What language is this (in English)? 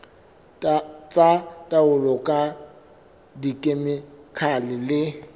Southern Sotho